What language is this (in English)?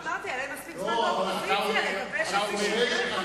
Hebrew